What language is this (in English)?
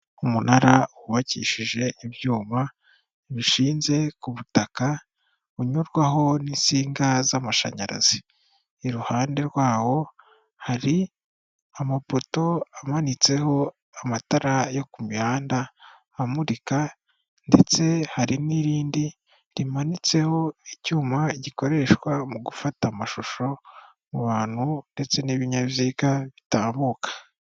Kinyarwanda